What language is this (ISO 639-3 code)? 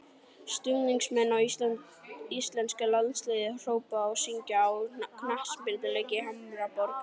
isl